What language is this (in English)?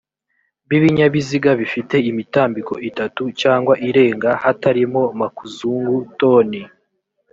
Kinyarwanda